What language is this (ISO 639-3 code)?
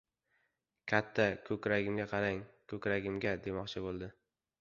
uzb